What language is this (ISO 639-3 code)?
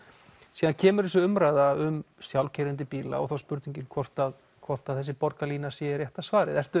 isl